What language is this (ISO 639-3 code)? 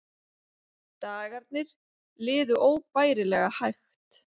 isl